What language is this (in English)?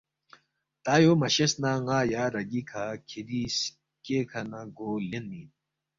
Balti